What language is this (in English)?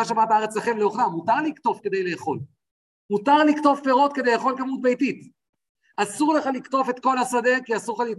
Hebrew